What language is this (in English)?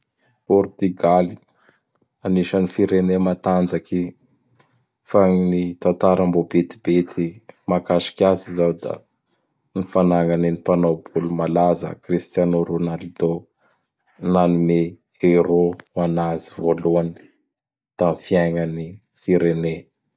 Bara Malagasy